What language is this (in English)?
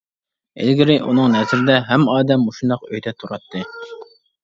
Uyghur